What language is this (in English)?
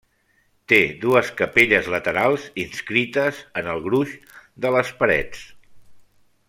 Catalan